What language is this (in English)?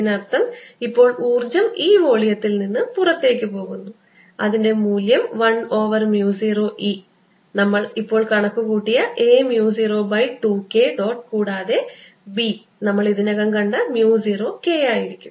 Malayalam